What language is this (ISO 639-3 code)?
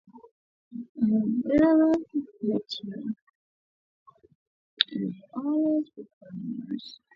swa